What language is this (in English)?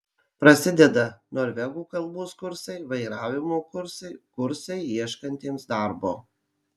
Lithuanian